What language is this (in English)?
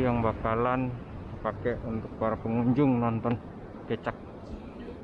Indonesian